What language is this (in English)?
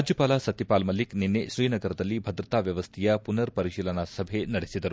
Kannada